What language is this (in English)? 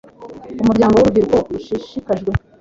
Kinyarwanda